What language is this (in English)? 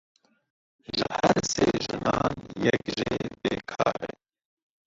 Kurdish